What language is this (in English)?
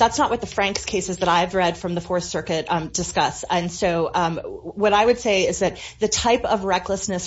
English